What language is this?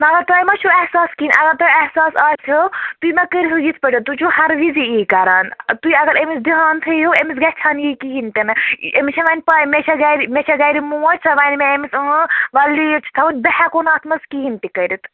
Kashmiri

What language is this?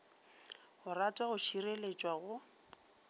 Northern Sotho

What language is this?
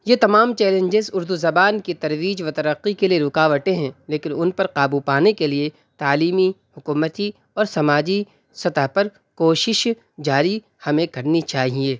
Urdu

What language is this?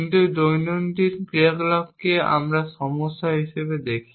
Bangla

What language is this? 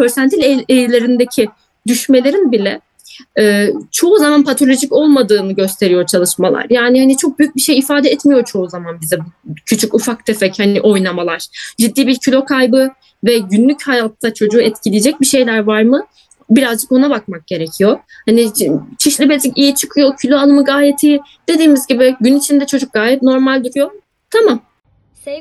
Turkish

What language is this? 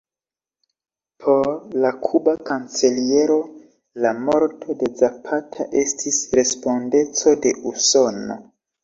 Esperanto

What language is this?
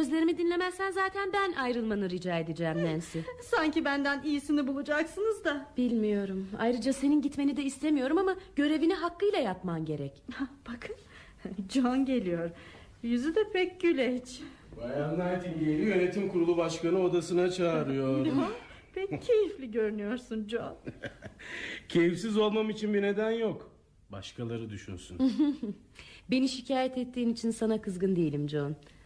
Turkish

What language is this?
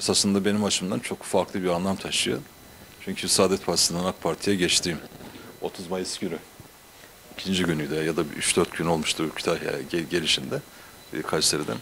Turkish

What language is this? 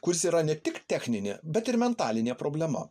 Lithuanian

